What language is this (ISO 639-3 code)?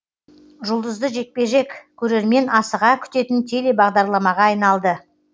kaz